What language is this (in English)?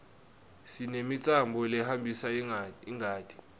Swati